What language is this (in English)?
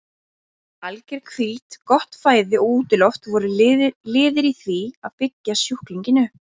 Icelandic